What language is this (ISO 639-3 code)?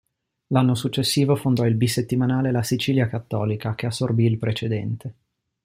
ita